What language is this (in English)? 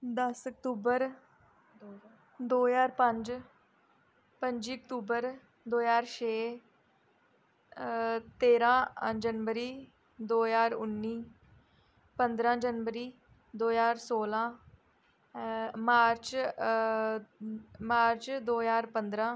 Dogri